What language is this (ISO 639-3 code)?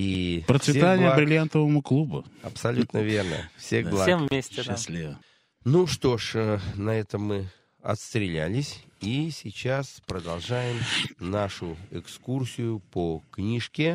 rus